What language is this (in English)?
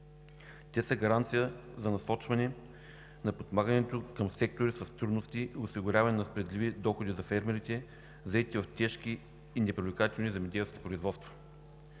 Bulgarian